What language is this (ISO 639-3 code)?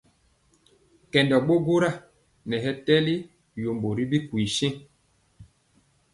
mcx